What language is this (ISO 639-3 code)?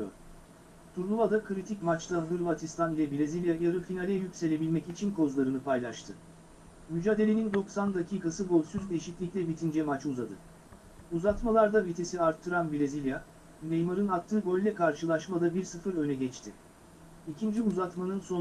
tur